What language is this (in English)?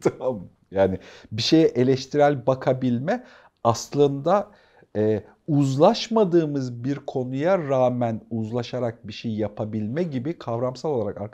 Turkish